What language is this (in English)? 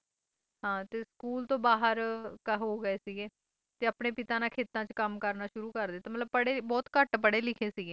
Punjabi